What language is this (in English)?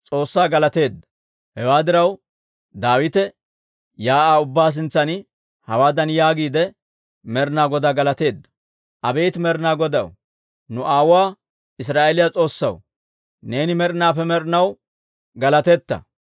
Dawro